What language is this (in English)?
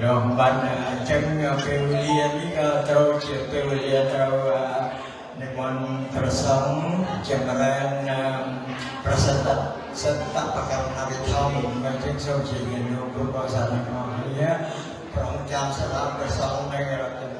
English